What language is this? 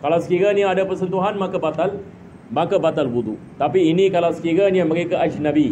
Malay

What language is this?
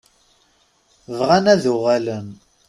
Kabyle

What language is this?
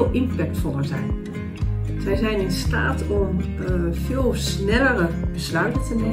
Dutch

